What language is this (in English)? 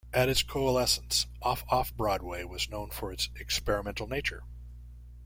English